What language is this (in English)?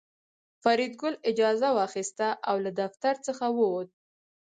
Pashto